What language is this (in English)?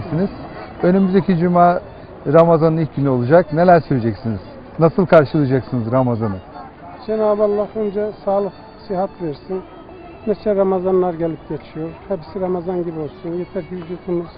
Turkish